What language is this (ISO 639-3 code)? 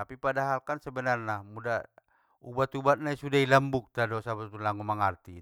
btm